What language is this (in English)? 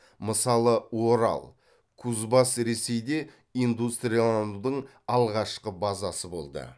Kazakh